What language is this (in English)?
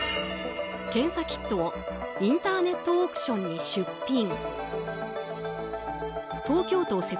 Japanese